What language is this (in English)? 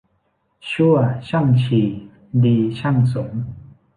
Thai